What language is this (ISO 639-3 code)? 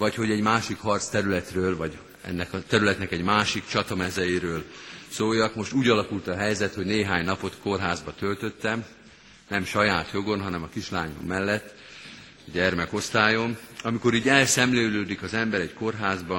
hun